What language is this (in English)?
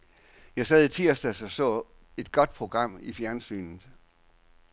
Danish